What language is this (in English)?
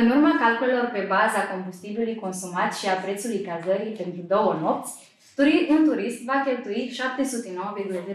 Romanian